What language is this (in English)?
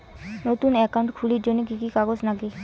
Bangla